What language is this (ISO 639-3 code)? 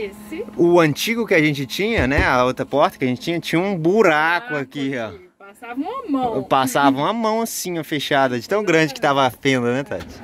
por